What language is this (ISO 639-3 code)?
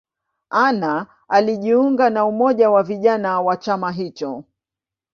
swa